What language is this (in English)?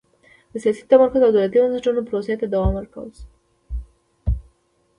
Pashto